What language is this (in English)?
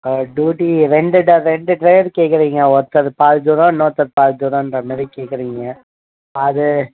Tamil